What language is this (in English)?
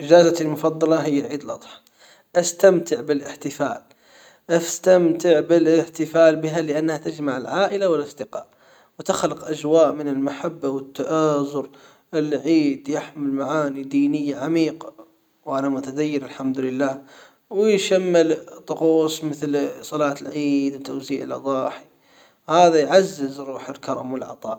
Hijazi Arabic